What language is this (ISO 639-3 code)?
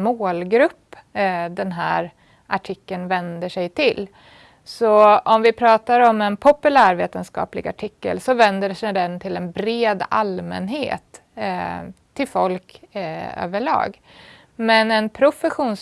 swe